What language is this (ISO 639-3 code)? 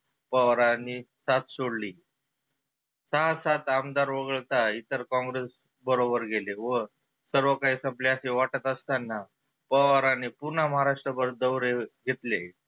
mar